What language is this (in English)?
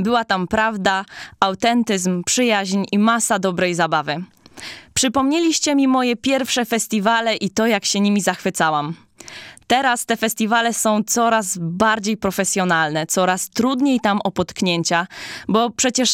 Polish